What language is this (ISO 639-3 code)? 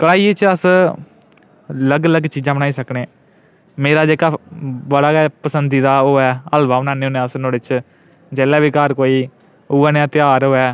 doi